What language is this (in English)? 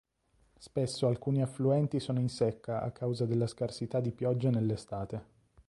Italian